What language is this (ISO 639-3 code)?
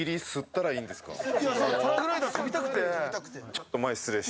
jpn